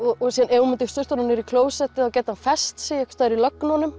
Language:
Icelandic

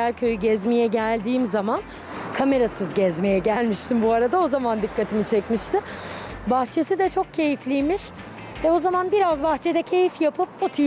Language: Turkish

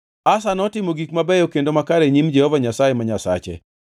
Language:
Luo (Kenya and Tanzania)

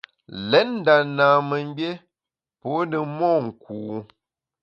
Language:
Bamun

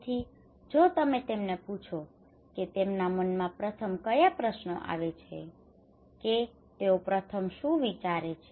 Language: Gujarati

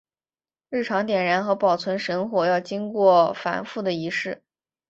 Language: Chinese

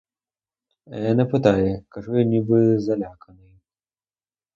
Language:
Ukrainian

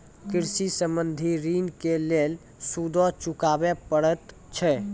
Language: Maithili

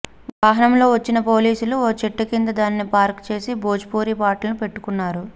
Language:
Telugu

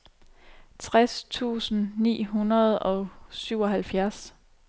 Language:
Danish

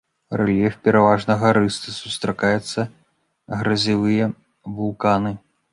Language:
Belarusian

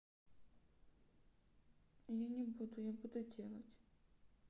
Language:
Russian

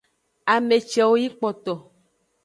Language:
Aja (Benin)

